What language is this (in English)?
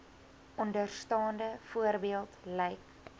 Afrikaans